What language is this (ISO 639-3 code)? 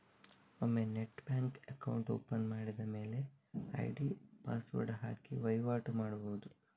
kan